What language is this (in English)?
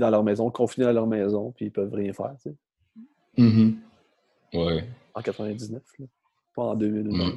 French